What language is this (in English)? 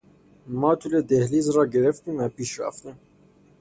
Persian